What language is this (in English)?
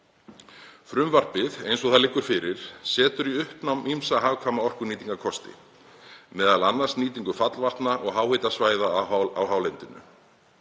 Icelandic